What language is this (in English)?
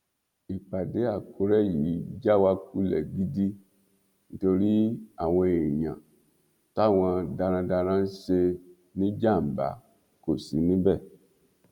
Yoruba